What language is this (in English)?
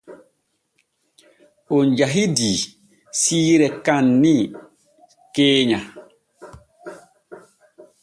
Borgu Fulfulde